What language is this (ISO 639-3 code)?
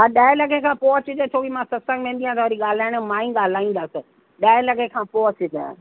snd